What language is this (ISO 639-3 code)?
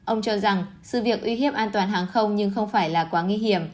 vie